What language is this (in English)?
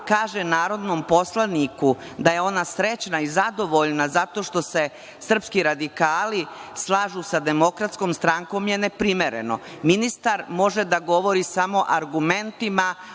Serbian